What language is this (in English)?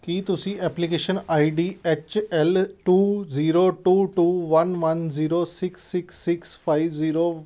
Punjabi